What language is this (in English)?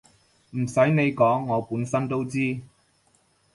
Cantonese